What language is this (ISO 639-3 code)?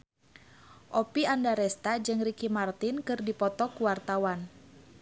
sun